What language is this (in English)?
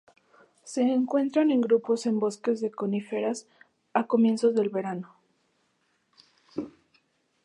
Spanish